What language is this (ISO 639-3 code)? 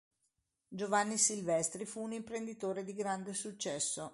ita